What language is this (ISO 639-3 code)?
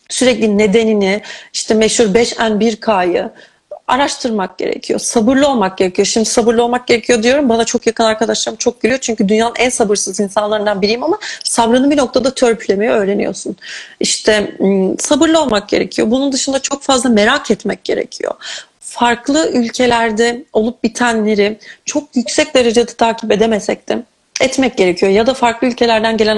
tur